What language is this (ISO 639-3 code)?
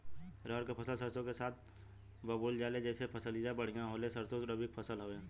bho